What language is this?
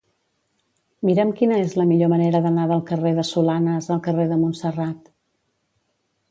Catalan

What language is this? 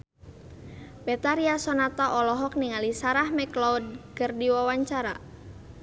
Sundanese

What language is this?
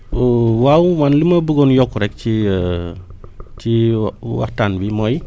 Wolof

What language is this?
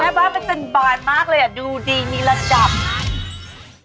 Thai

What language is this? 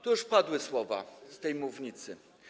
Polish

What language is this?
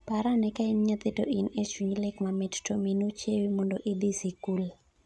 Luo (Kenya and Tanzania)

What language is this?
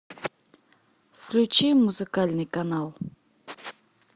Russian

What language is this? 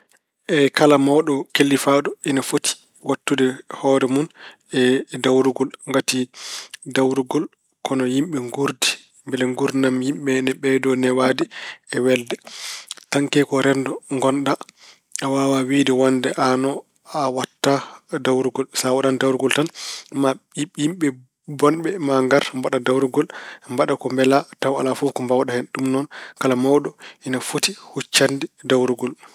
Fula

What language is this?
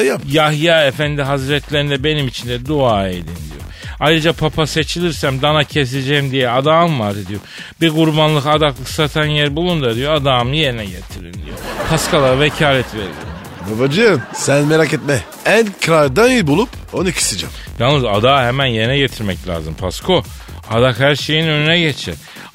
Turkish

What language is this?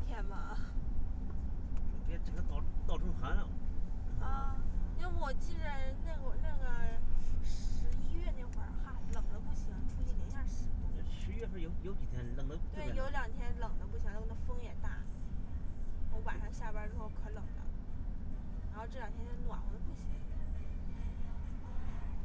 Chinese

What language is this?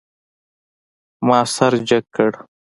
Pashto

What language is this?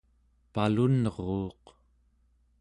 Central Yupik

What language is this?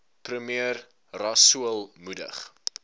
Afrikaans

